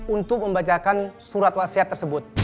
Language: Indonesian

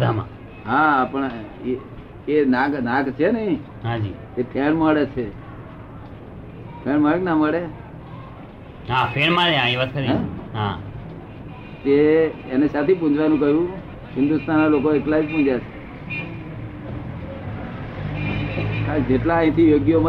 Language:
Gujarati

